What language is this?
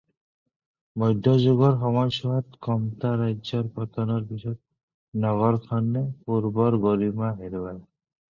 Assamese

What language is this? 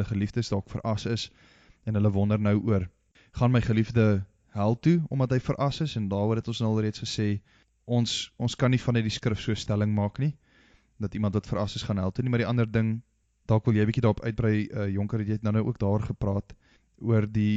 Dutch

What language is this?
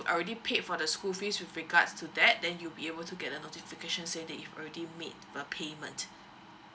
English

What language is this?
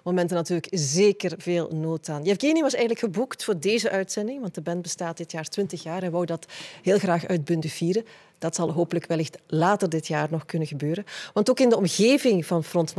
Dutch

